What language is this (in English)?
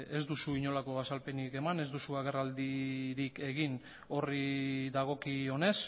Basque